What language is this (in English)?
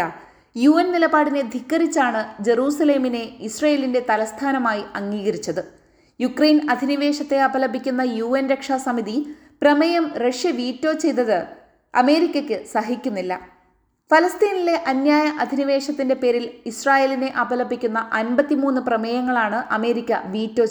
Malayalam